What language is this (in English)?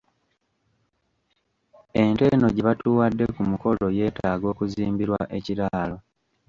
Ganda